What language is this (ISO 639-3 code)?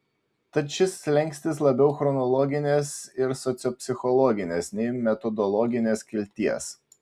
lit